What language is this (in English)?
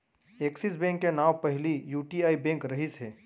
Chhattisgarhi